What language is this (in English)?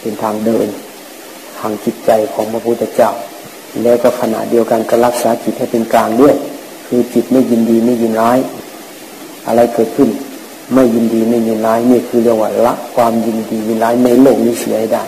Thai